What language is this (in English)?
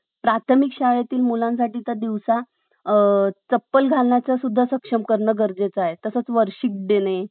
Marathi